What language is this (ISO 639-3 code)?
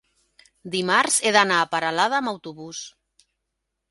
cat